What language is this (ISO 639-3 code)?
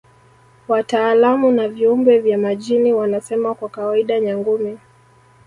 swa